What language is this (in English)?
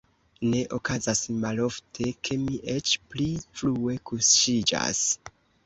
Esperanto